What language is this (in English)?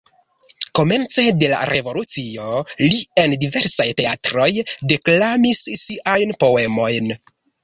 Esperanto